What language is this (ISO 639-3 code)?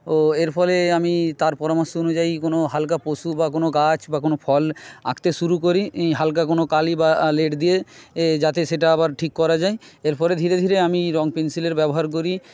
ben